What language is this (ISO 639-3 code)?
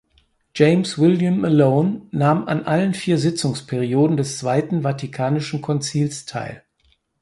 deu